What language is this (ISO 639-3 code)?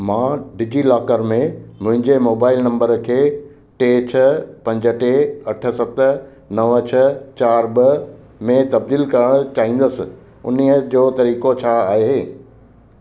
snd